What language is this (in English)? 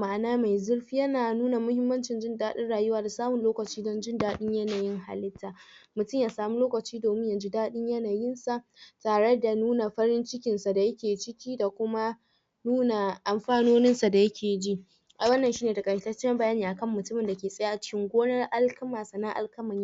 Hausa